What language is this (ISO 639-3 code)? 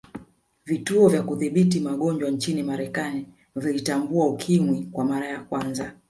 swa